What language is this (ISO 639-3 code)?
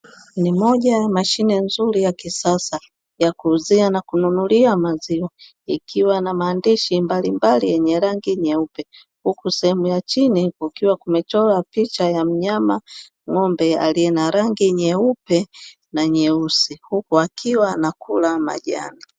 swa